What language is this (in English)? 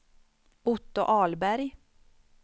Swedish